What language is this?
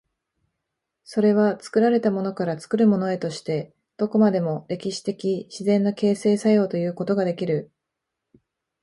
Japanese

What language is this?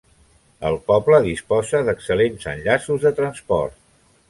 Catalan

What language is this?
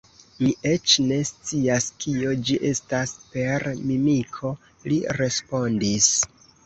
Esperanto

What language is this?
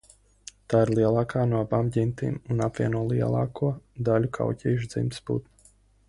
Latvian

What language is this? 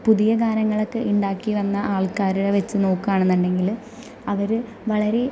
Malayalam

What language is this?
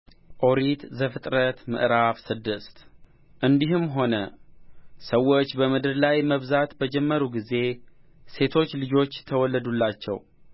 Amharic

